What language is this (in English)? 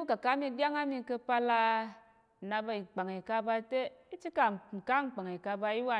Tarok